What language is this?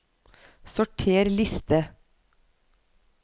Norwegian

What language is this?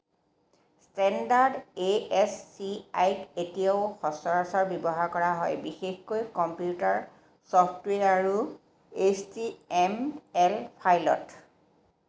Assamese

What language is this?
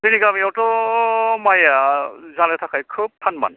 Bodo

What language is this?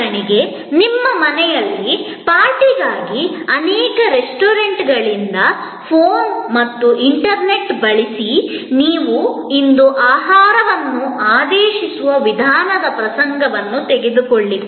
Kannada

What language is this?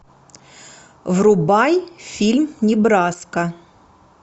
Russian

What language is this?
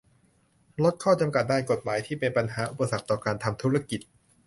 Thai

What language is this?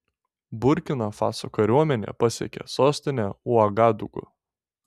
Lithuanian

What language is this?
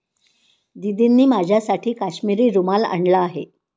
Marathi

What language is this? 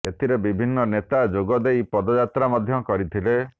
Odia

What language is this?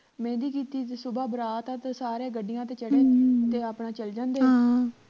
Punjabi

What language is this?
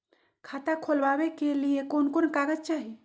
Magahi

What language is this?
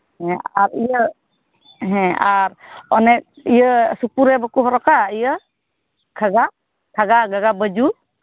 Santali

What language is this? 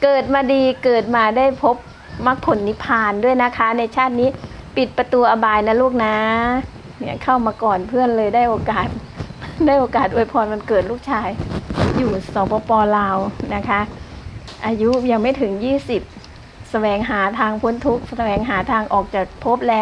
Thai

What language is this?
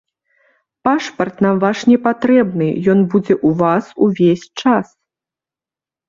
Belarusian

